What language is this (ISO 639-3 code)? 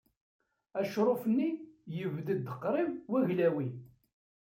kab